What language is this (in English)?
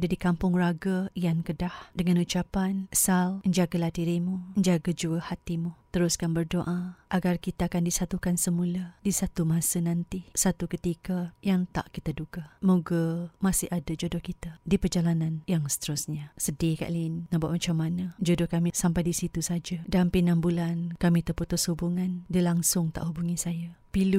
Malay